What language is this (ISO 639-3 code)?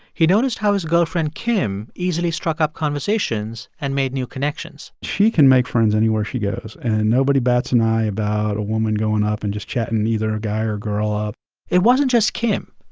eng